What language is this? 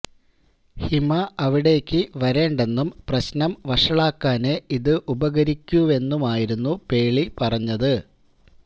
Malayalam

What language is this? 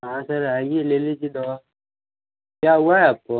Hindi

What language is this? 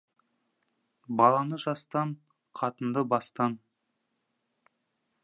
Kazakh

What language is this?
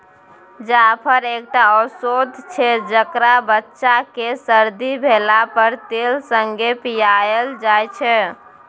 Maithili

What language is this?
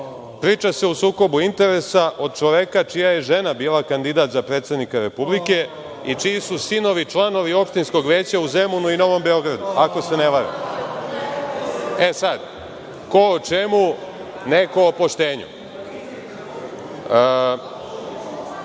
Serbian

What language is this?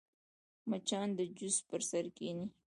Pashto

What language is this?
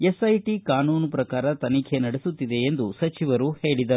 Kannada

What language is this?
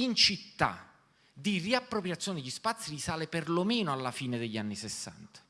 Italian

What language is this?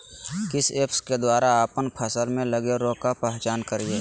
Magahi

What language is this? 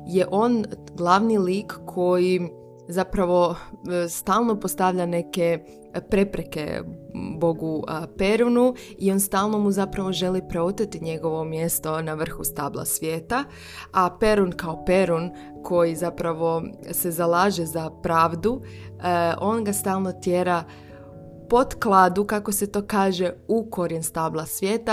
Croatian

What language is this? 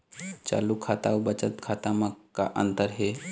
Chhattisgarhi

